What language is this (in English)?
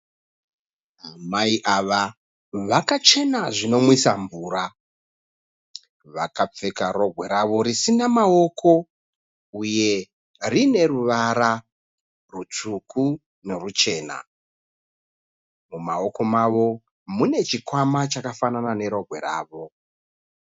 Shona